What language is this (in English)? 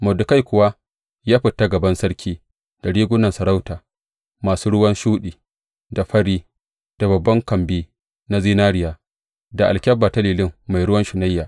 Hausa